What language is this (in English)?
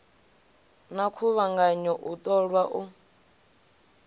Venda